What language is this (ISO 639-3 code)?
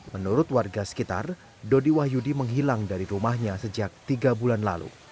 ind